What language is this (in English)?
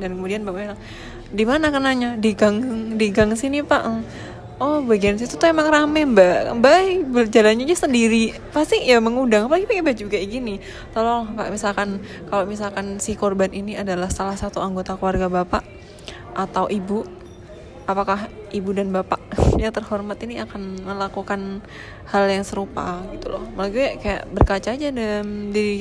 Indonesian